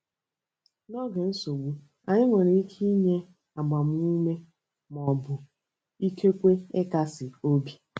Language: Igbo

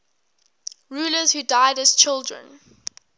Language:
English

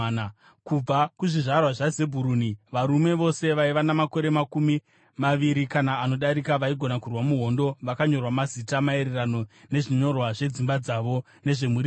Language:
Shona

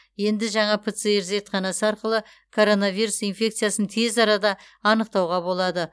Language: Kazakh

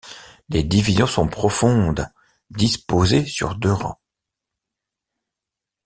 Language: French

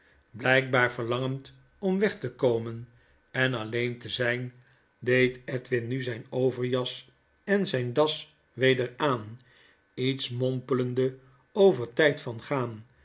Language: Dutch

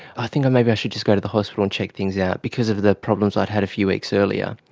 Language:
English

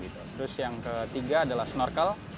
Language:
Indonesian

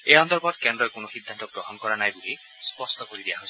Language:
Assamese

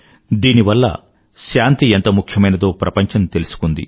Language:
Telugu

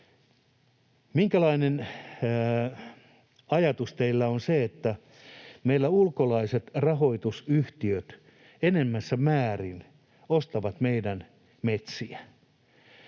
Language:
Finnish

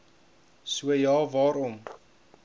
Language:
Afrikaans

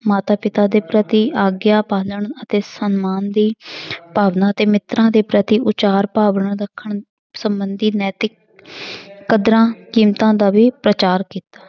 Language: Punjabi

